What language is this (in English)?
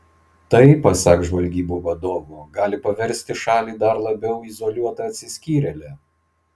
Lithuanian